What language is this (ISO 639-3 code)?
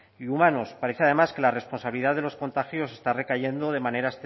spa